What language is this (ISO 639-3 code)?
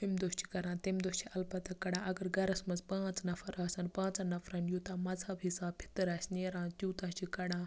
kas